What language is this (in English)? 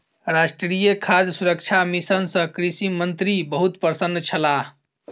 Maithili